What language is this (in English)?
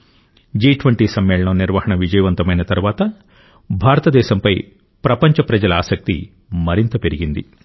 Telugu